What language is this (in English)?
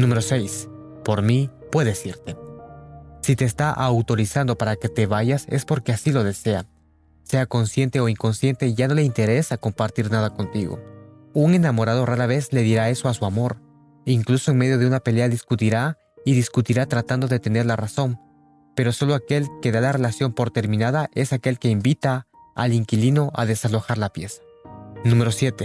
Spanish